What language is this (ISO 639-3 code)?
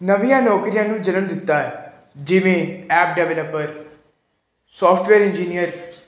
pan